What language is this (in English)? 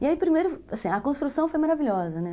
Portuguese